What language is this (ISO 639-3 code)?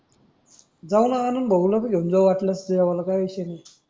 mar